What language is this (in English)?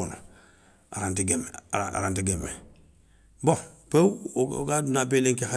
Soninke